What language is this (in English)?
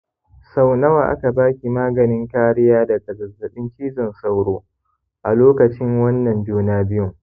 Hausa